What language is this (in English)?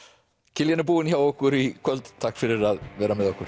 Icelandic